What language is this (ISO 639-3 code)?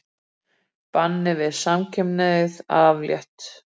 isl